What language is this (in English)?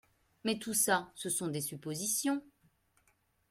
French